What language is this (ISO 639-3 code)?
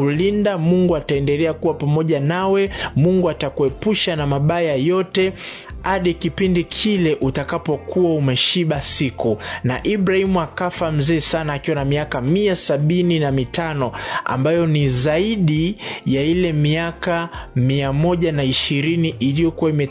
swa